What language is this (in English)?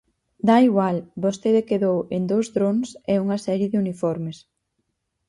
Galician